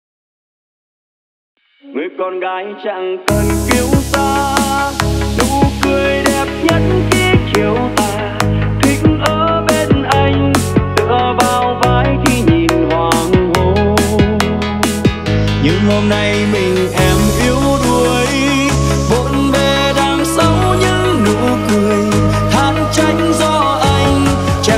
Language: Vietnamese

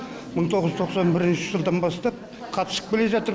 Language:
Kazakh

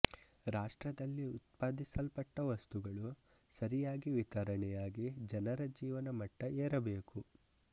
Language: Kannada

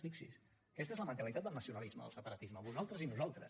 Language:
Catalan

